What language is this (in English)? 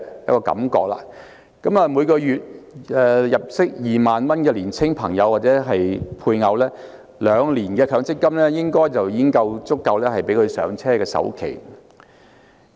Cantonese